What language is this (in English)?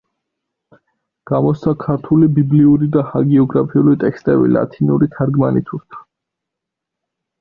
Georgian